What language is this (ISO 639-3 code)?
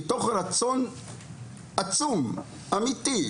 heb